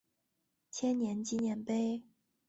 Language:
Chinese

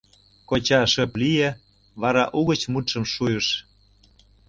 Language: Mari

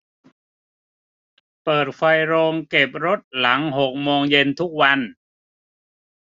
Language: Thai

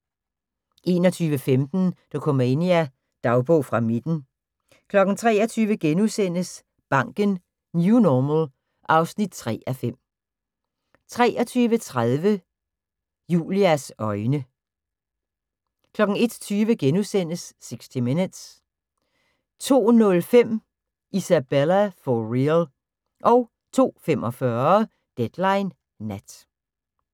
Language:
Danish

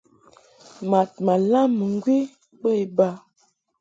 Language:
Mungaka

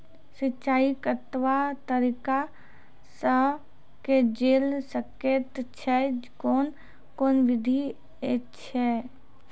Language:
Maithili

